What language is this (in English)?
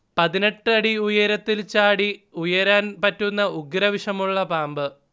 Malayalam